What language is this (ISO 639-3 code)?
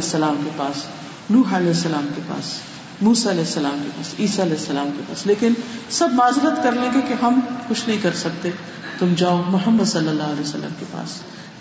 urd